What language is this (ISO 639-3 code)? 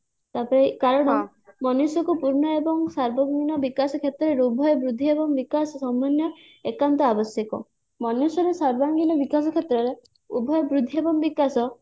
ori